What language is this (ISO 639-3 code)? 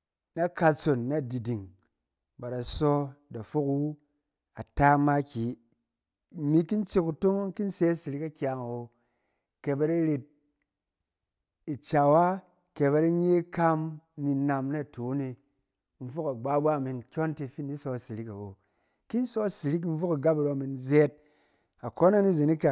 cen